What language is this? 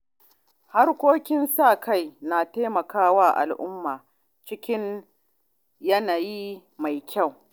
Hausa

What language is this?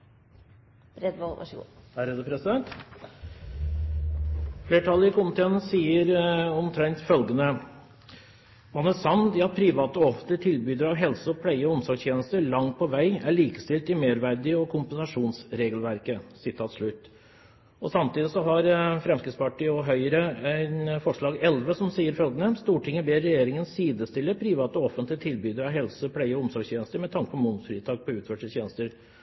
Norwegian Bokmål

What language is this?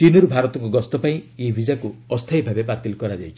Odia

